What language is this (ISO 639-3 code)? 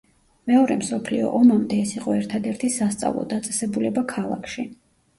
kat